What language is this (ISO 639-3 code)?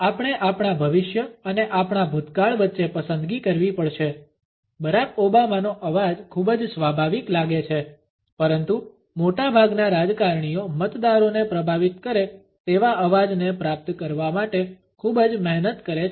guj